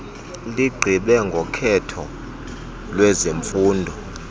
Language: Xhosa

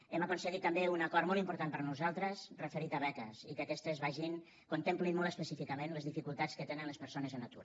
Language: Catalan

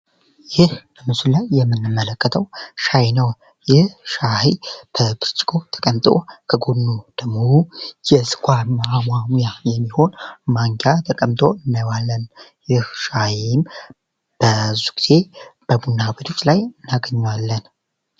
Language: Amharic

